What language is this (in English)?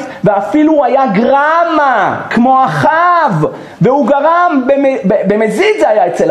Hebrew